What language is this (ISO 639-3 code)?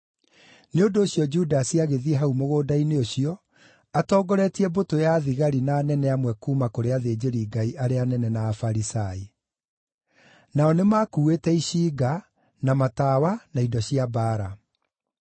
kik